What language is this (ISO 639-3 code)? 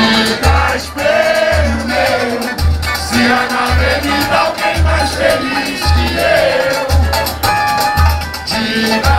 ell